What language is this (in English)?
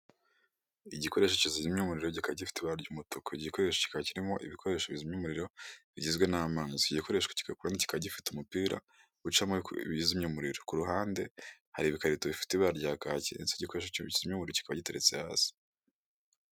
Kinyarwanda